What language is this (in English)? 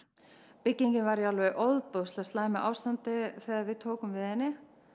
Icelandic